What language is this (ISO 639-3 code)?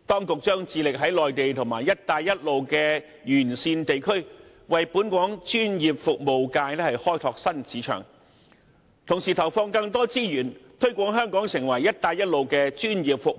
yue